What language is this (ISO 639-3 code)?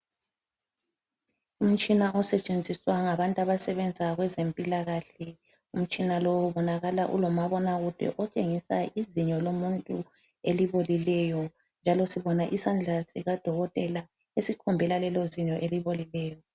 nde